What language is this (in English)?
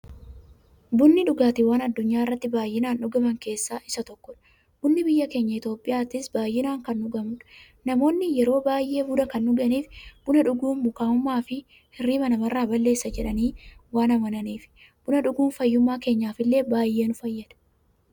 Oromo